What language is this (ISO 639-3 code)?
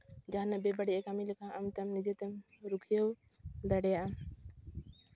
sat